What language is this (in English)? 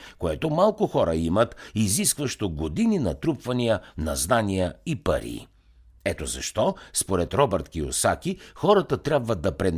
Bulgarian